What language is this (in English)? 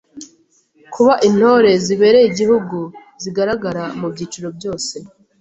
Kinyarwanda